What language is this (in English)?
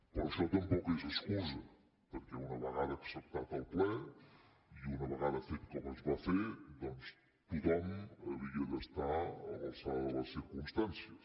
Catalan